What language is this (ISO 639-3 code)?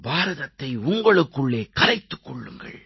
tam